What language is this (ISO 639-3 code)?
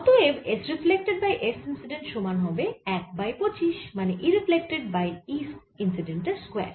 ben